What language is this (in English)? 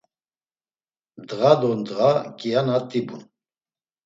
Laz